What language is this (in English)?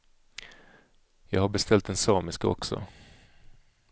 Swedish